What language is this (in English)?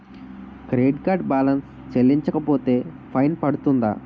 Telugu